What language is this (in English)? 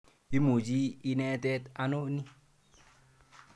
Kalenjin